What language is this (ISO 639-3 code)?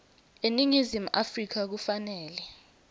ssw